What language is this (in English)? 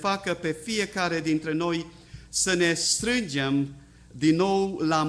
Romanian